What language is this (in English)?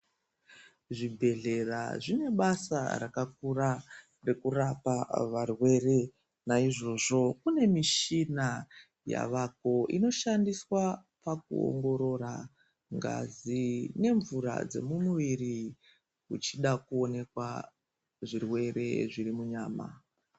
Ndau